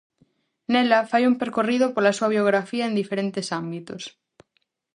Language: Galician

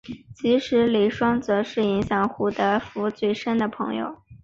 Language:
Chinese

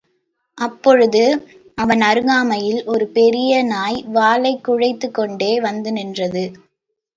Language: Tamil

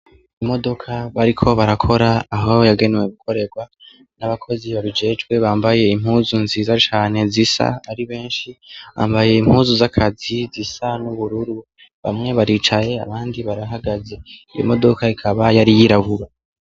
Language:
Rundi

